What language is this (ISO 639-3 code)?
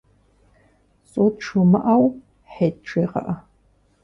kbd